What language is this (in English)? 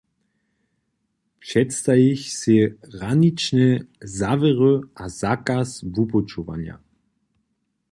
Upper Sorbian